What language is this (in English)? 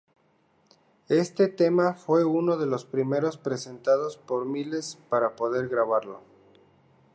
Spanish